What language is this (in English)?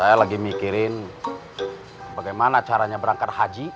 Indonesian